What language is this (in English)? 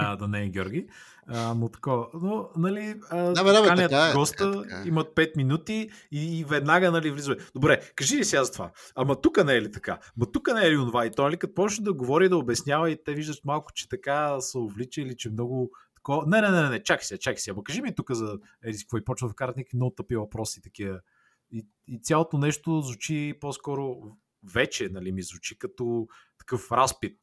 Bulgarian